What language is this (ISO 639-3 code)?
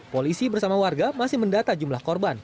ind